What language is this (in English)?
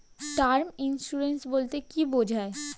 Bangla